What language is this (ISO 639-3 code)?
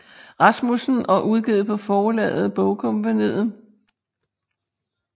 dan